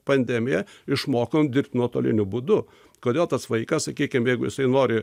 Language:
Lithuanian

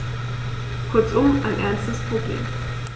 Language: German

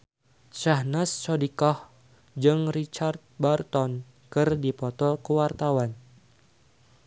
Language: Sundanese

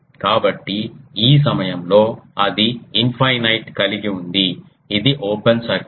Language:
Telugu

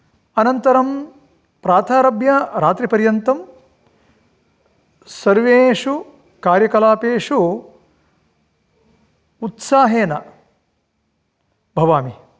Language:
Sanskrit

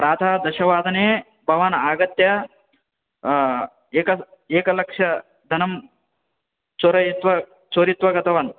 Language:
Sanskrit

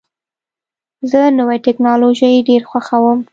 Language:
Pashto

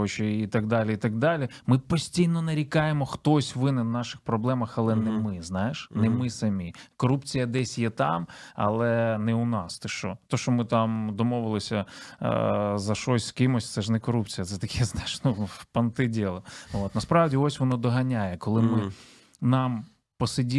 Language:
Ukrainian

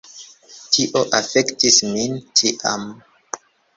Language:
Esperanto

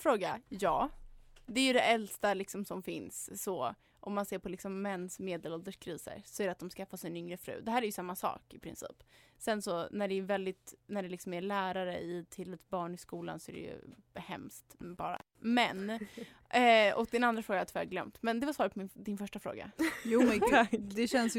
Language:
Swedish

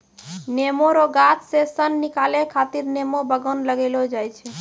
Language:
Maithili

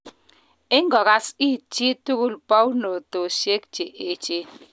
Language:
Kalenjin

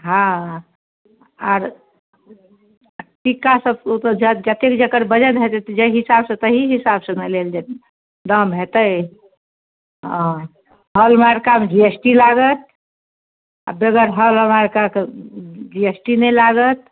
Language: Maithili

